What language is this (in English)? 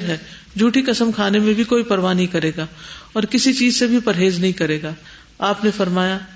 Urdu